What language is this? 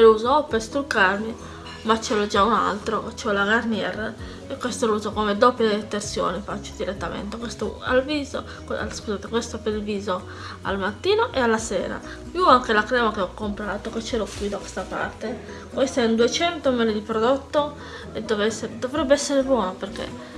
Italian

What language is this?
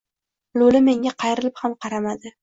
Uzbek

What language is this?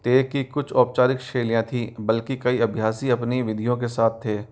Hindi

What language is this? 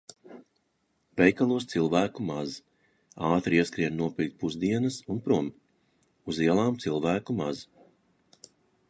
Latvian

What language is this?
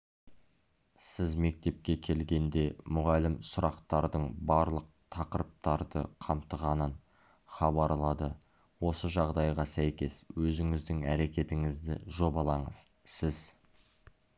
Kazakh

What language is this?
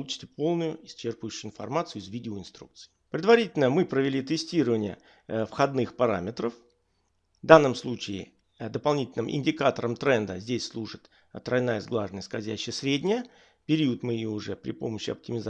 Russian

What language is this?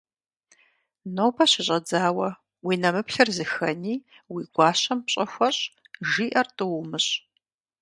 Kabardian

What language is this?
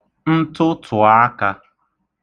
Igbo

